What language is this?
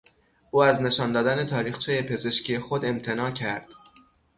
Persian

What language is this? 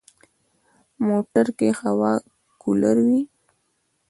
Pashto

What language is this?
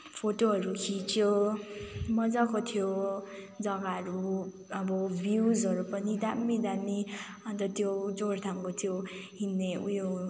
Nepali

